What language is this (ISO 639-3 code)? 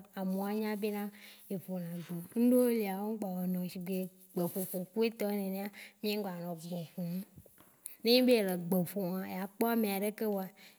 wci